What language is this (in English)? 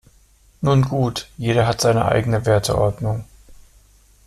German